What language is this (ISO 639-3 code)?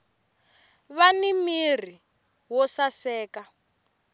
tso